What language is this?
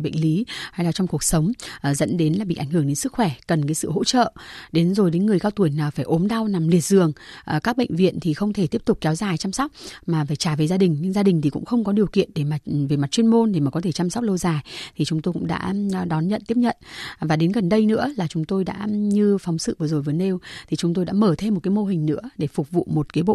Vietnamese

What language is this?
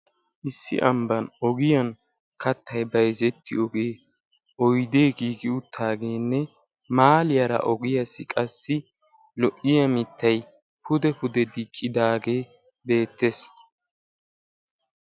Wolaytta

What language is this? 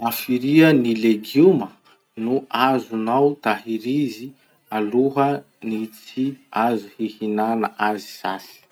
Masikoro Malagasy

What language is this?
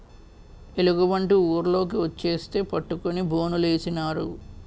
Telugu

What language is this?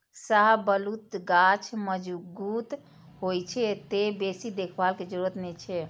Maithili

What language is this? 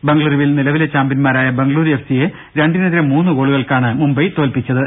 Malayalam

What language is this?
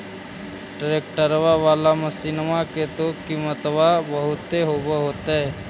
Magahi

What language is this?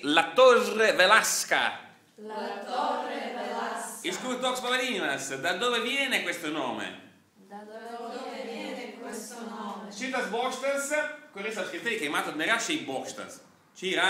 Italian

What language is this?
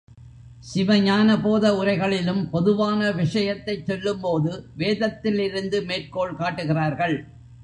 Tamil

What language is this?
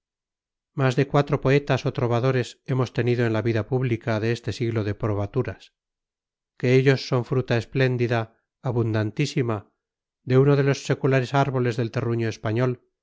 Spanish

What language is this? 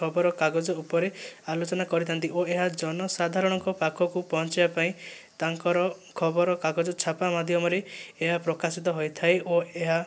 Odia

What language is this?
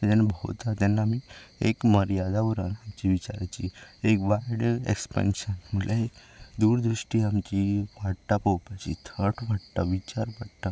Konkani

